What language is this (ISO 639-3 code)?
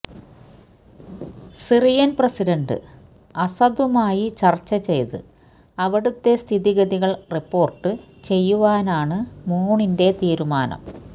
mal